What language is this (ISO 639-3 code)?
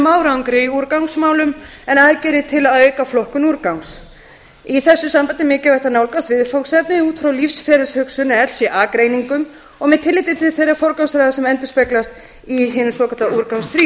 isl